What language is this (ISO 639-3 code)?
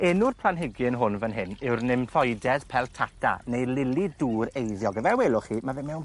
cym